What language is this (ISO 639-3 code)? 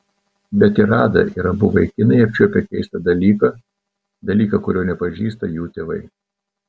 lit